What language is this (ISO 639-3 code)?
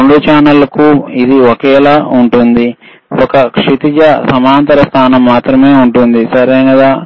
tel